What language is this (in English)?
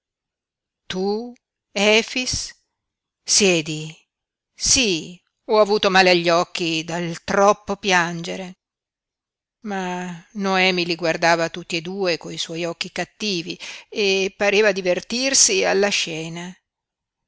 Italian